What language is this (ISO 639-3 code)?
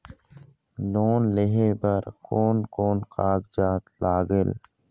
hne